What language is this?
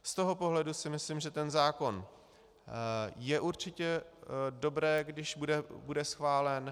Czech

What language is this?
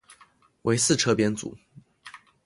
Chinese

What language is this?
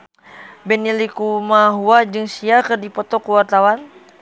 Sundanese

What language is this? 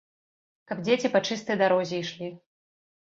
Belarusian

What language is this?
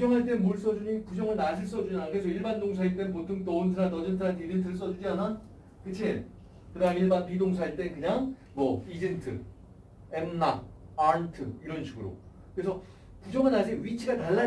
Korean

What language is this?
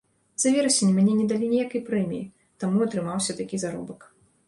Belarusian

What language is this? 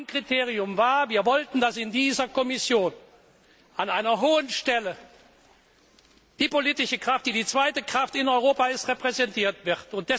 German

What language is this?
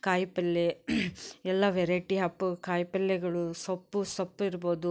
Kannada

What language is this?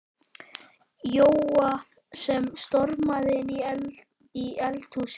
Icelandic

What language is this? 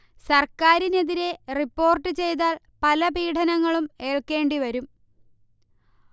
Malayalam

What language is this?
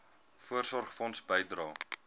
Afrikaans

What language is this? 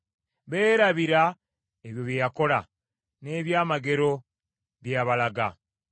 Ganda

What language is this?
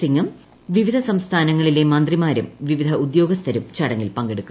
Malayalam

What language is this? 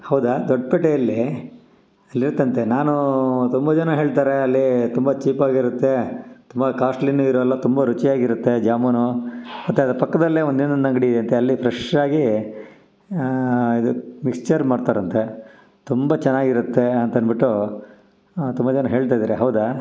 Kannada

